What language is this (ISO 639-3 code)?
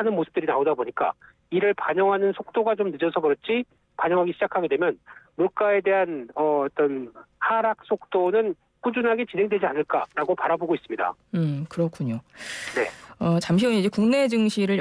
kor